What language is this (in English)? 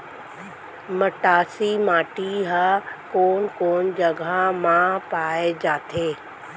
Chhattisgarhi